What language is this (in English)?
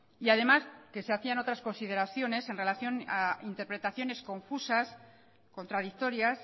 Spanish